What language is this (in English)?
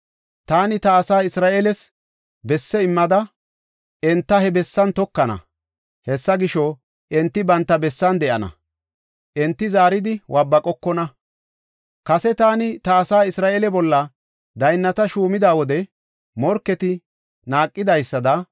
Gofa